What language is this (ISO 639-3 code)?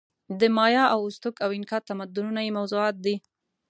pus